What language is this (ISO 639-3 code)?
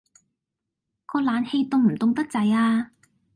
yue